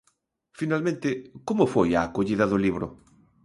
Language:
Galician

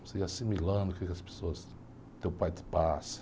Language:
Portuguese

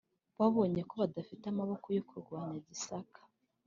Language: Kinyarwanda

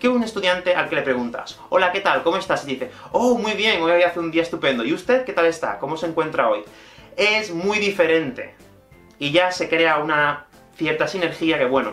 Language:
Spanish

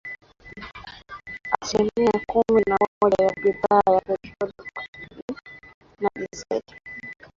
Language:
Swahili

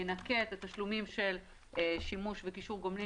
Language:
Hebrew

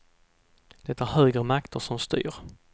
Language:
Swedish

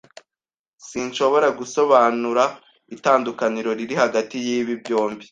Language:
Kinyarwanda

